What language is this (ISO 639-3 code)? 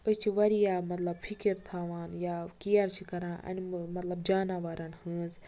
kas